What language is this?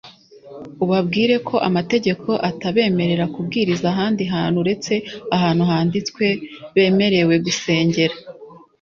Kinyarwanda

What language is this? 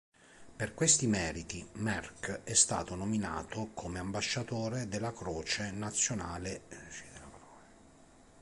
Italian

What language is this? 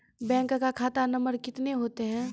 Maithili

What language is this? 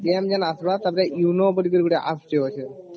Odia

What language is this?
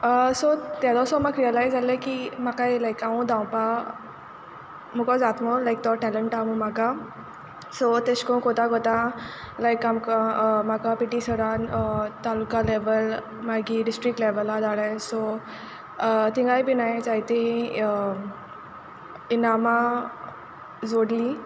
Konkani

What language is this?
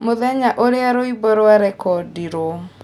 Kikuyu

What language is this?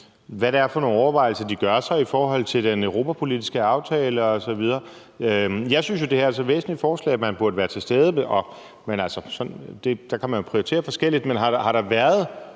Danish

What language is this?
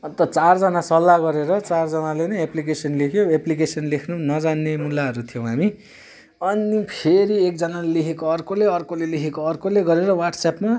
Nepali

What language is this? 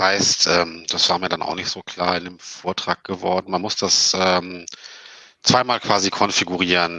German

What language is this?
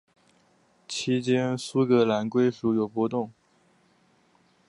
Chinese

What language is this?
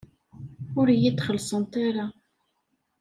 Kabyle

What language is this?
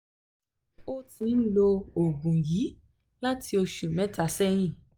Yoruba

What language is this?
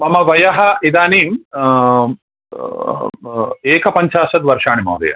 Sanskrit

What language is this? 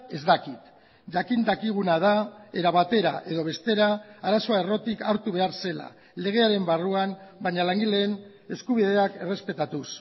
Basque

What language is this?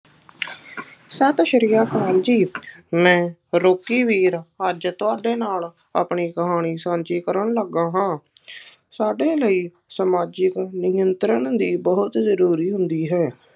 Punjabi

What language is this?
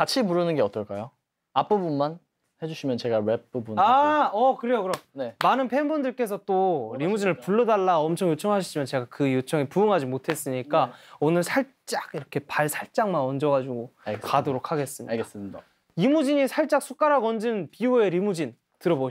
Korean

